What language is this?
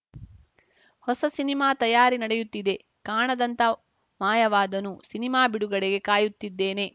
Kannada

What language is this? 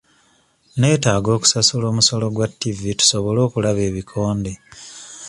Ganda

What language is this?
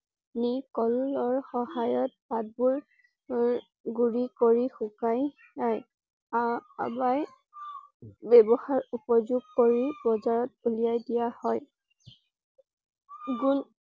Assamese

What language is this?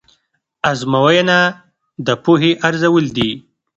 Pashto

